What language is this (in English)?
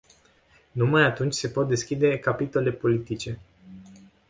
Romanian